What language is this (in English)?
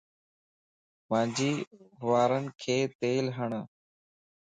Lasi